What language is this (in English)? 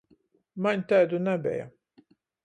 Latgalian